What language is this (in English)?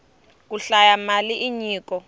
Tsonga